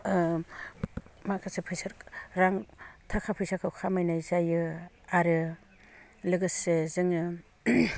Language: Bodo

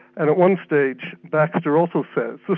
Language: English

